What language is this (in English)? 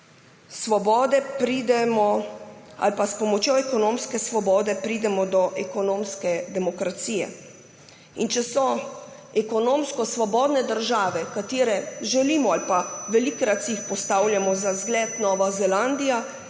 Slovenian